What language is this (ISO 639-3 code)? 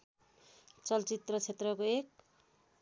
nep